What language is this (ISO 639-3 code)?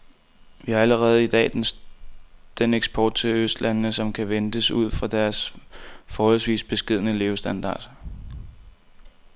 dan